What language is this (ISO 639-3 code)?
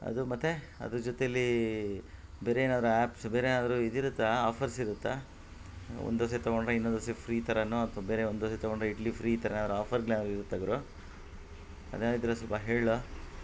kan